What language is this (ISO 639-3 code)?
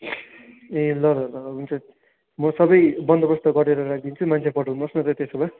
nep